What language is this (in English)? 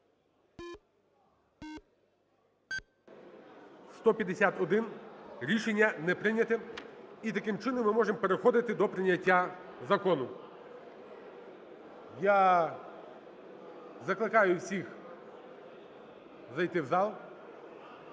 Ukrainian